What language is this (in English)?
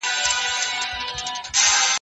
Pashto